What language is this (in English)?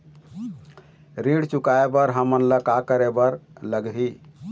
Chhattisgarhi